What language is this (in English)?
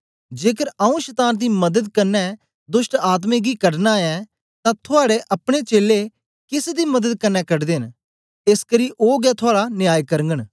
Dogri